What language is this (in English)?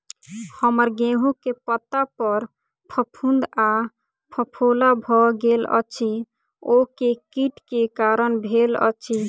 Maithili